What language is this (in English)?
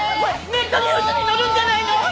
Japanese